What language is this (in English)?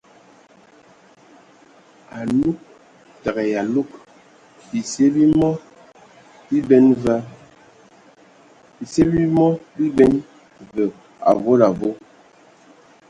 Ewondo